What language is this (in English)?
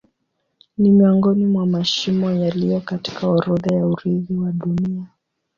Swahili